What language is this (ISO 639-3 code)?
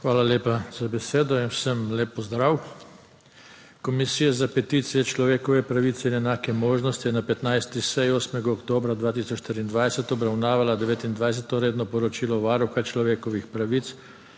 slv